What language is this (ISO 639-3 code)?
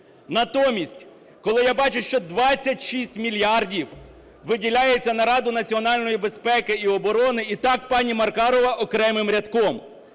ukr